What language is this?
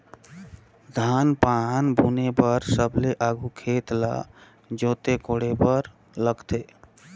Chhattisgarhi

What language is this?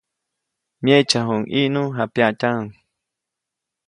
Copainalá Zoque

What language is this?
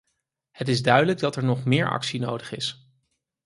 Dutch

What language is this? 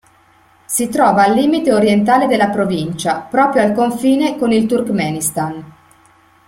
Italian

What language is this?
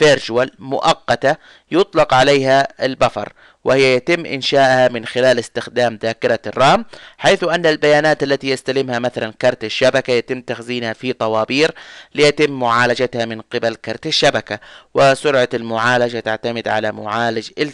Arabic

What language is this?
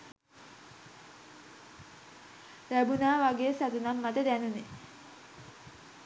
Sinhala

